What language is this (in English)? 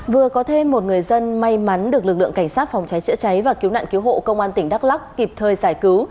Vietnamese